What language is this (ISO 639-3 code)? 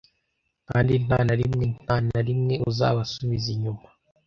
kin